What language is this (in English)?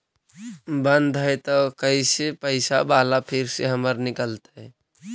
Magahi